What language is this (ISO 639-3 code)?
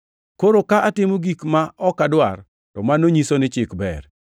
luo